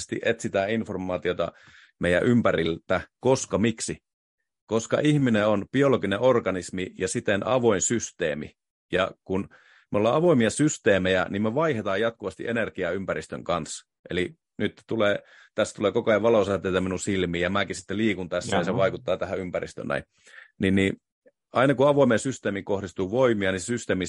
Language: Finnish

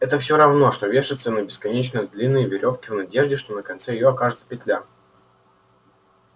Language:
Russian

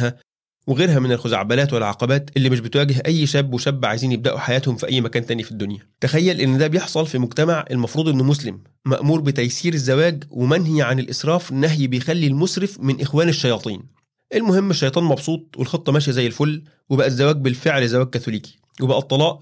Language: Arabic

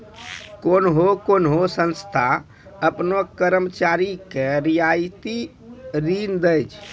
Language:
Maithili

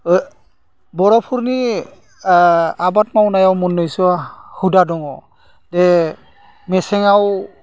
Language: Bodo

